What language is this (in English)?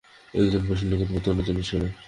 Bangla